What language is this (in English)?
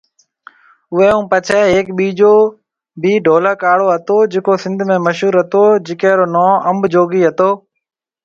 Marwari (Pakistan)